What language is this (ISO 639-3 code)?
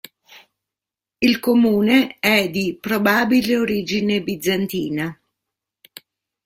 ita